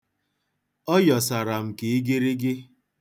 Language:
Igbo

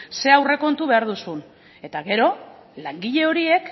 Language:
Basque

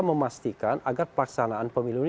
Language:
Indonesian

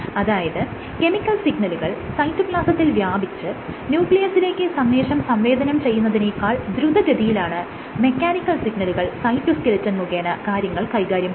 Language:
Malayalam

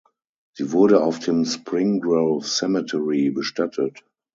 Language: German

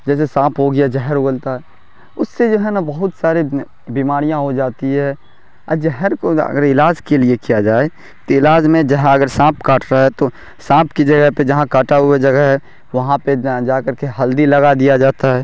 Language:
Urdu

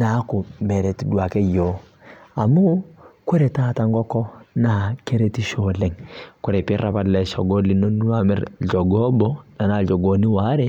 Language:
Masai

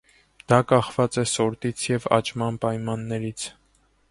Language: Armenian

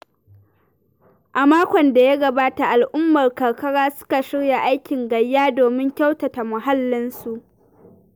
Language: Hausa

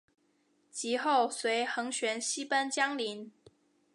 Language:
Chinese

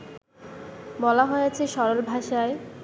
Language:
Bangla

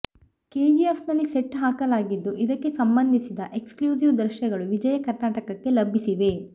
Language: Kannada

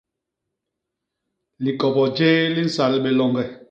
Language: Basaa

